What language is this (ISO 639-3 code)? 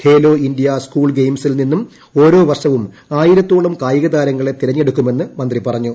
mal